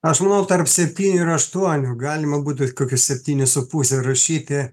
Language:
Lithuanian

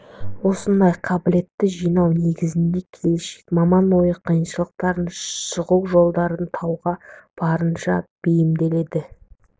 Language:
Kazakh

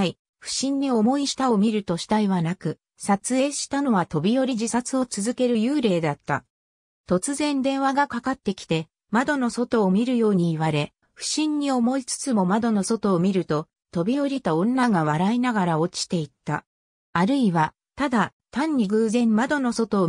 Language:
Japanese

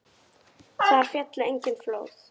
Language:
Icelandic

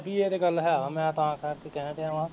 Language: Punjabi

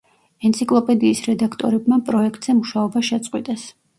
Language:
Georgian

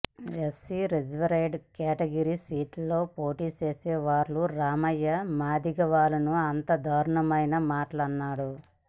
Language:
Telugu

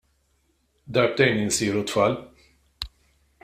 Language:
Maltese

